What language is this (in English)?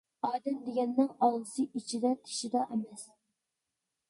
Uyghur